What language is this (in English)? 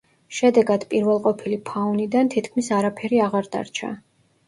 Georgian